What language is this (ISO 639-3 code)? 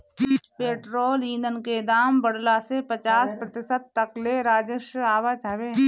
bho